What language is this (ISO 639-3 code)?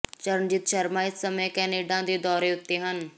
pan